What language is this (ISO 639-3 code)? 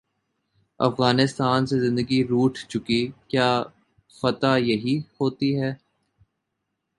urd